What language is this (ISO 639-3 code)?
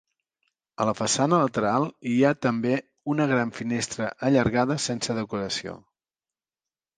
cat